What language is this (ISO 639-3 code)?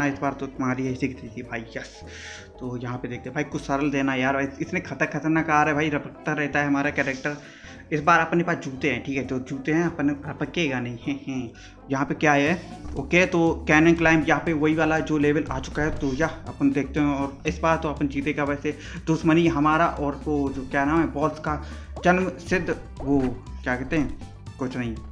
hin